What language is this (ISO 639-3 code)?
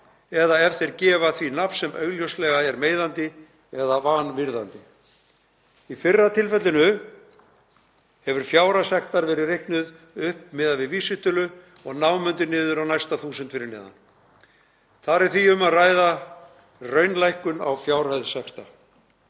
isl